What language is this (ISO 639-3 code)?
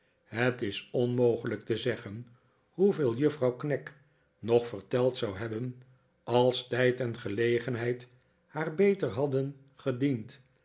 nld